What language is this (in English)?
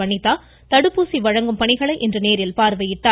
Tamil